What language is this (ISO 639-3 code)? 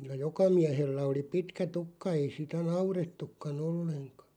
fin